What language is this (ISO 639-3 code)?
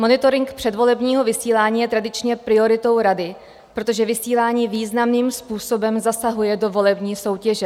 ces